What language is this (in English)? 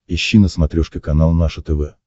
Russian